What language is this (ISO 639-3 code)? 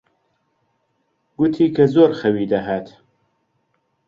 ckb